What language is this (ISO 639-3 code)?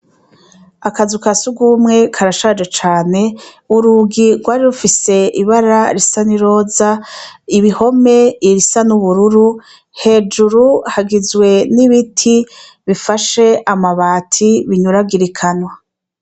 run